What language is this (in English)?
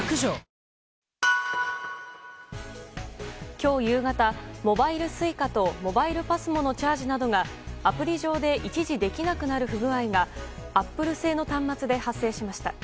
Japanese